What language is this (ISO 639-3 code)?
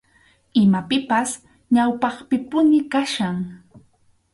qxu